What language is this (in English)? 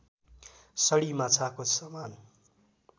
Nepali